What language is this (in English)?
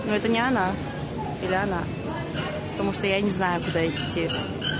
Russian